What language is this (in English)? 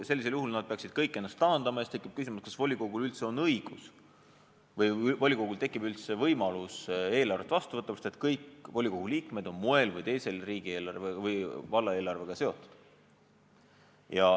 Estonian